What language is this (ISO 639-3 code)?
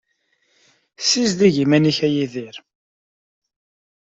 kab